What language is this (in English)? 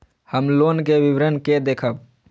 Maithili